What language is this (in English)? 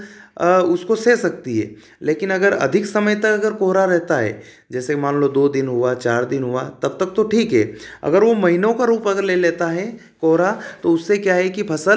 Hindi